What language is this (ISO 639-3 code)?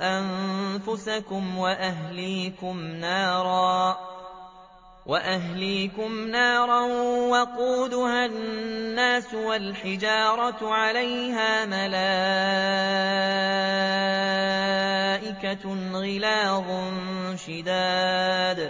ara